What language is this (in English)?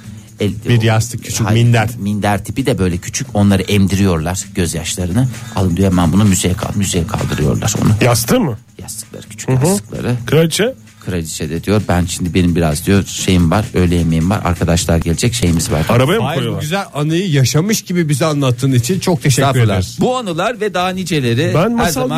Turkish